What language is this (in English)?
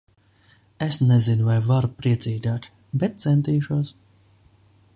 Latvian